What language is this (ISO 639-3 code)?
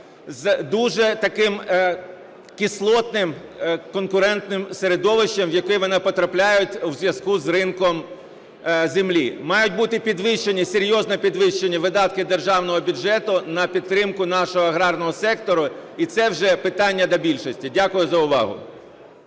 ukr